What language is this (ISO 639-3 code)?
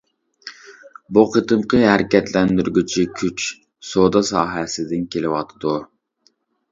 uig